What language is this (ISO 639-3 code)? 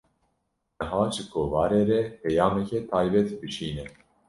kur